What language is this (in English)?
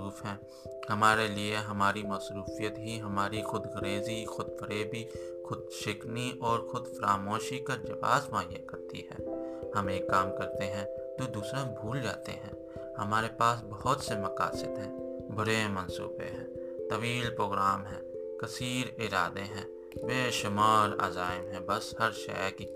Urdu